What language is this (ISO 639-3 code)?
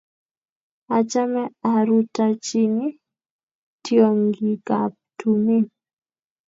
kln